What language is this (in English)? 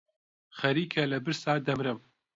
Central Kurdish